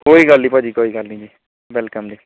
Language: Punjabi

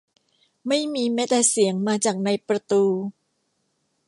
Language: Thai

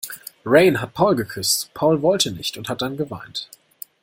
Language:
German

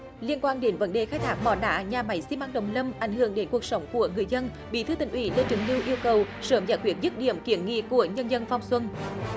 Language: Vietnamese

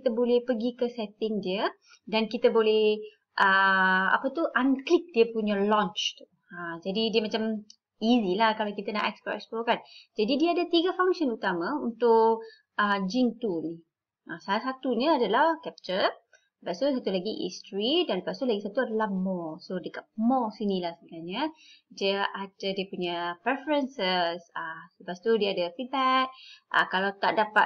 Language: Malay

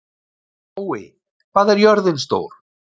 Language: Icelandic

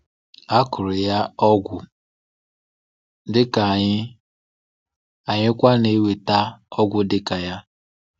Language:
Igbo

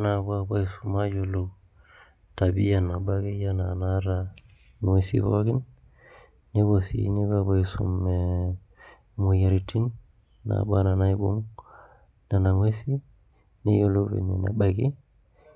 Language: Masai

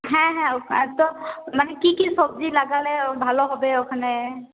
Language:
Bangla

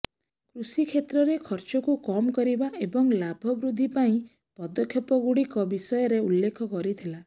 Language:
Odia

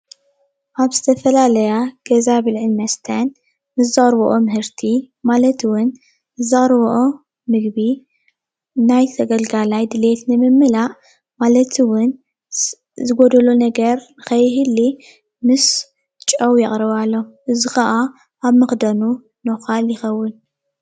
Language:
Tigrinya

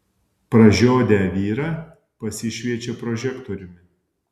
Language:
Lithuanian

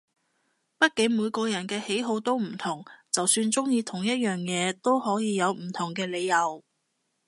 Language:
Cantonese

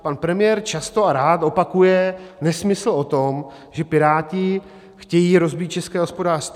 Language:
Czech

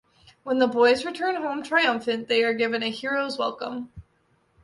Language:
English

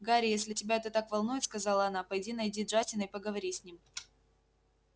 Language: Russian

